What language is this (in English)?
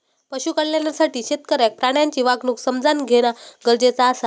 Marathi